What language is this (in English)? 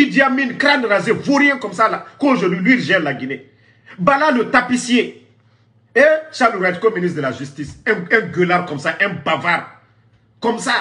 French